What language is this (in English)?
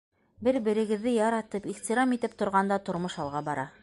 Bashkir